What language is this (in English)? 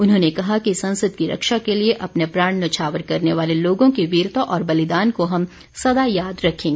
Hindi